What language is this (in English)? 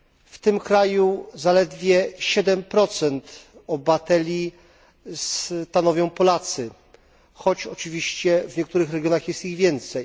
Polish